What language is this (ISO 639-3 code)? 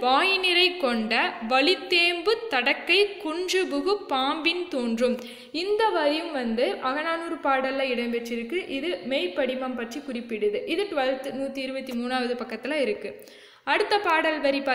tam